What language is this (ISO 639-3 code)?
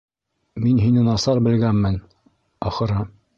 bak